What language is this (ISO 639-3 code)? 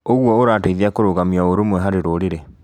kik